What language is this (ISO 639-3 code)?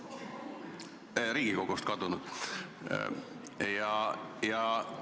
est